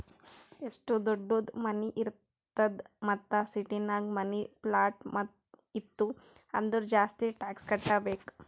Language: Kannada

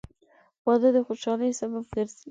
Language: Pashto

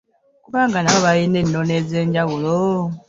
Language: Ganda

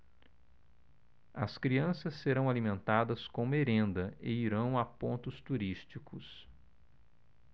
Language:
Portuguese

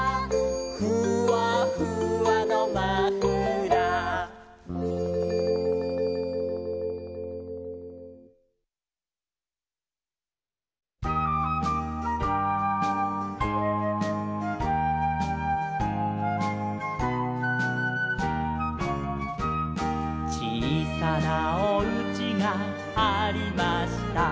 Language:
Japanese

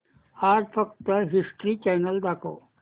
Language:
Marathi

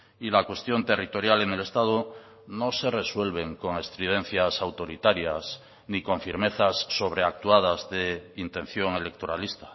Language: Spanish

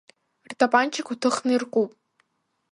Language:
Abkhazian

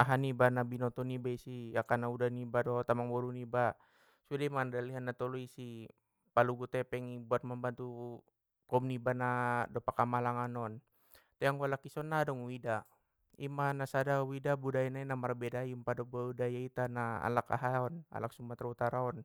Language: Batak Mandailing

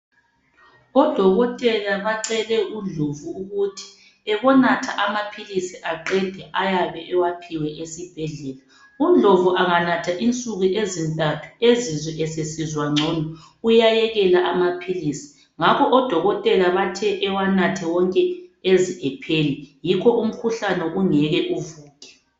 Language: North Ndebele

